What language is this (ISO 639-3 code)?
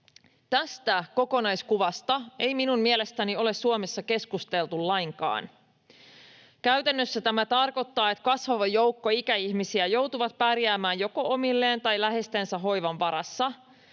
fin